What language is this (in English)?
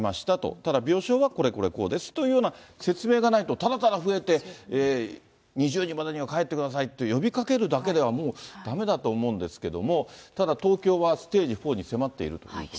Japanese